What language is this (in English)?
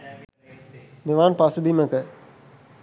Sinhala